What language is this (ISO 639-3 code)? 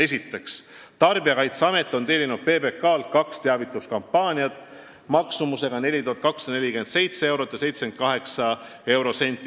est